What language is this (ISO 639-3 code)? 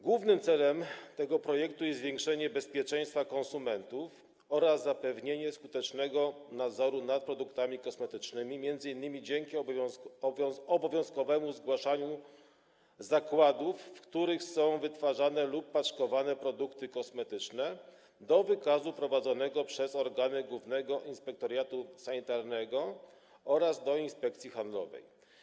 pol